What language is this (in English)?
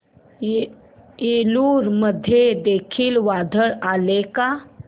Marathi